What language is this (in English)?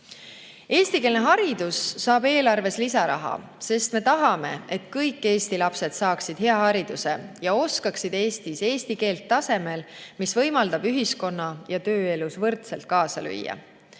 Estonian